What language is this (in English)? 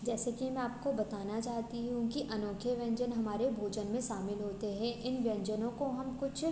Hindi